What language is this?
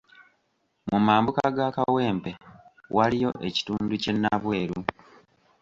Ganda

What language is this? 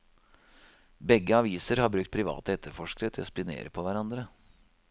Norwegian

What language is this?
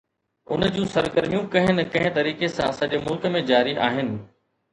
Sindhi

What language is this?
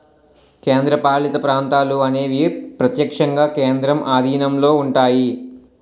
Telugu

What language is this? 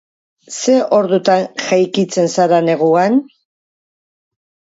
Basque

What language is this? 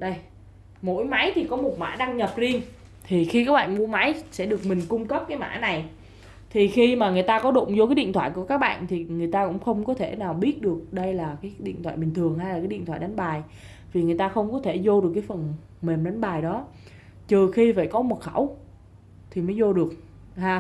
Vietnamese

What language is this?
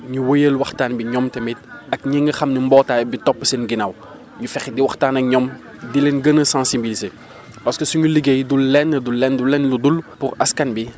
Wolof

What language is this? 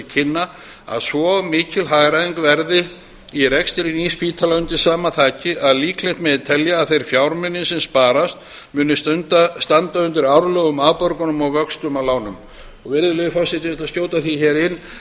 Icelandic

